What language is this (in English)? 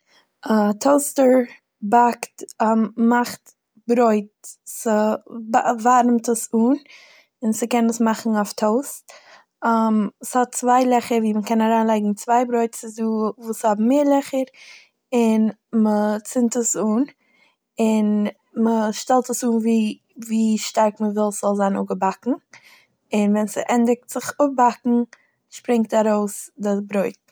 Yiddish